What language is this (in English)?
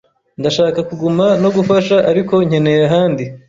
Kinyarwanda